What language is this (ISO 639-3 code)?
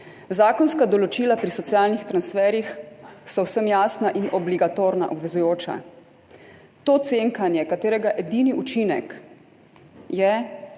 slv